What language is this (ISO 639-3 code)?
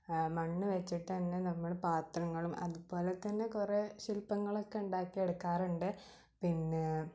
mal